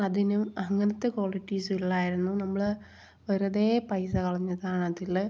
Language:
Malayalam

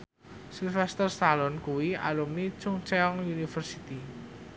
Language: Javanese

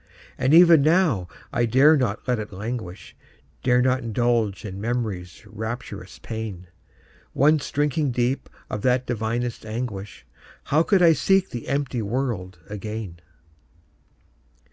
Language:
English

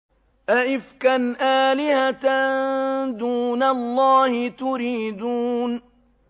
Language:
Arabic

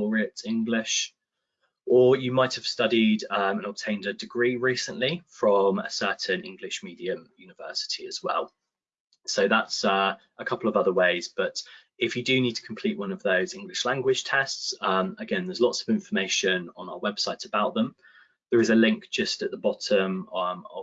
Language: English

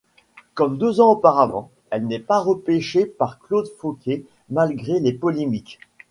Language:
French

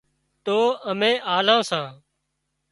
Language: Wadiyara Koli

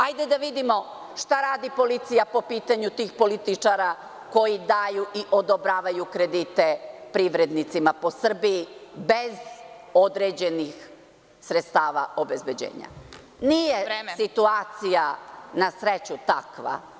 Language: Serbian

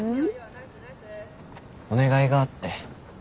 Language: Japanese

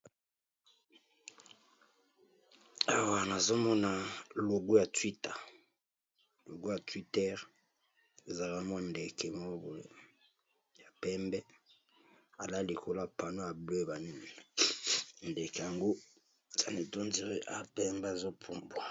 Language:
Lingala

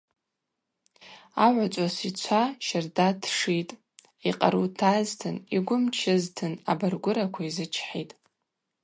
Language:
Abaza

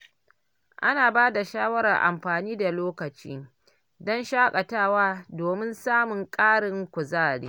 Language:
Hausa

